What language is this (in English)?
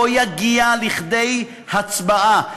Hebrew